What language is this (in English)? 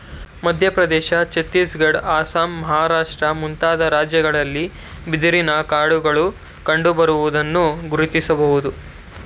Kannada